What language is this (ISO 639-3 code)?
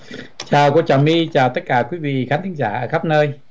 vie